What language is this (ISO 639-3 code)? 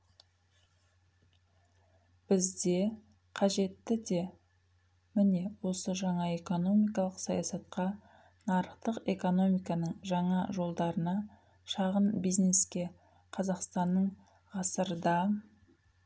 kaz